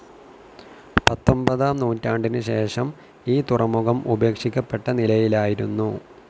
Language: Malayalam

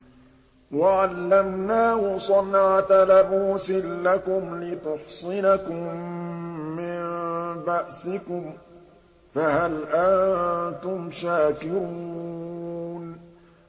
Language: Arabic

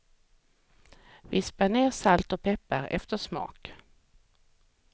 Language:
Swedish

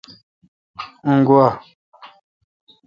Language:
Kalkoti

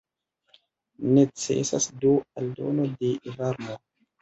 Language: Esperanto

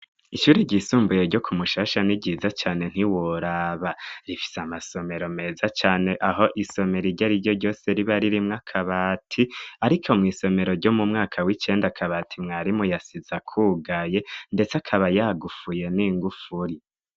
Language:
Rundi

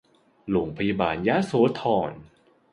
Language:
Thai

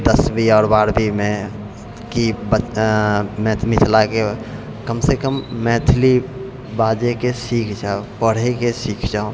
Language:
Maithili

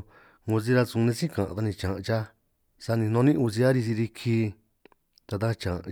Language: San Martín Itunyoso Triqui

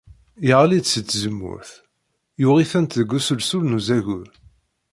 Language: Kabyle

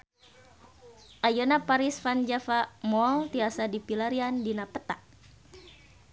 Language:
Sundanese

